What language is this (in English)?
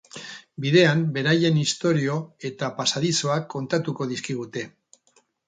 Basque